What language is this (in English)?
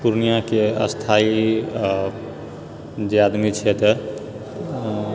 Maithili